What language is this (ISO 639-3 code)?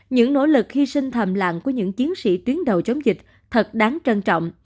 vie